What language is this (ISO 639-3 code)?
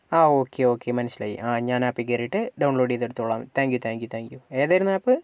mal